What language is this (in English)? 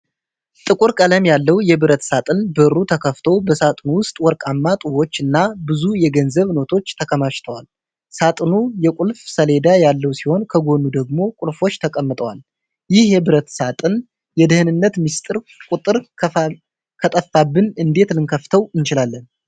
Amharic